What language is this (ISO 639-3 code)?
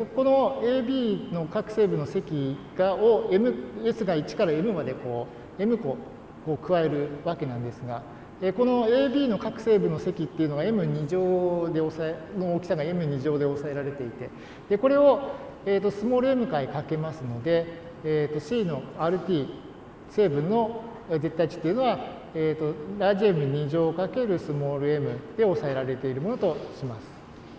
jpn